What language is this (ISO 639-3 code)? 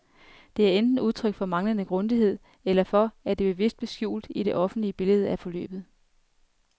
dan